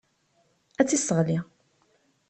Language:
Kabyle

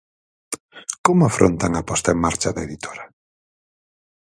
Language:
Galician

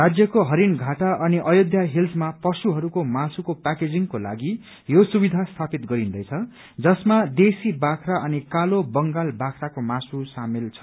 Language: Nepali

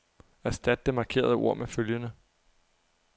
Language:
Danish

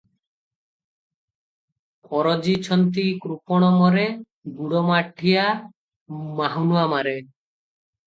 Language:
Odia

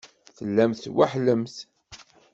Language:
Kabyle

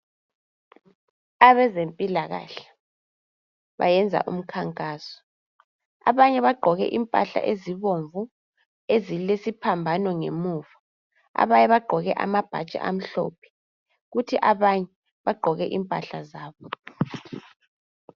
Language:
North Ndebele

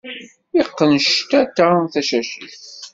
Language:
Kabyle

